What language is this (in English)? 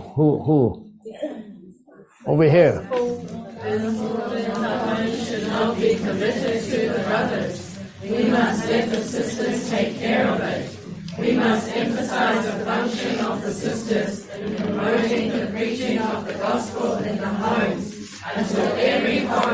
English